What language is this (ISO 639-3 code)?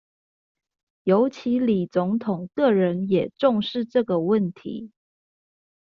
zho